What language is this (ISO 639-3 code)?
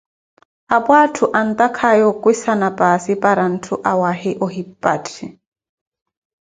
eko